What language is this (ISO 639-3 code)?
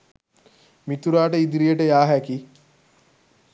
sin